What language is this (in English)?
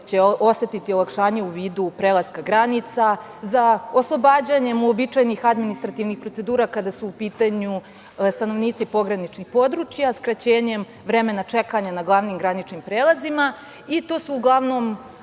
Serbian